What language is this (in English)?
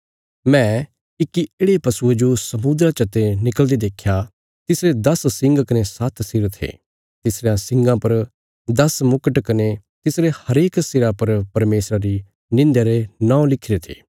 Bilaspuri